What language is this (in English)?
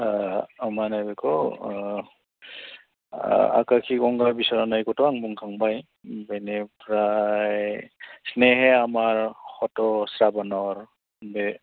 Bodo